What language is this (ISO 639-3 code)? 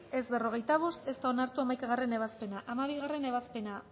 eus